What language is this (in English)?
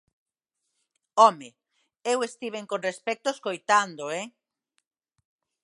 Galician